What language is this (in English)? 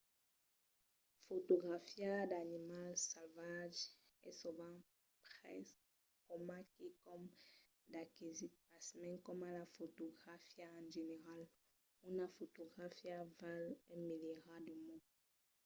Occitan